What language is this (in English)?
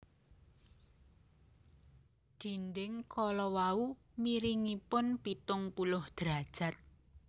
Javanese